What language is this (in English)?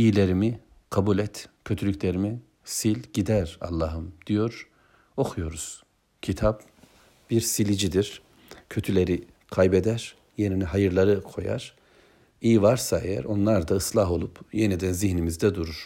Turkish